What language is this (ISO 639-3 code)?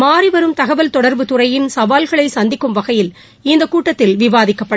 tam